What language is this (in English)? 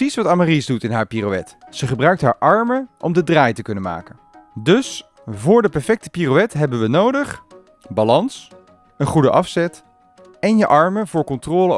Dutch